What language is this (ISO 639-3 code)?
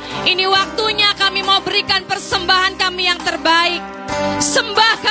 ind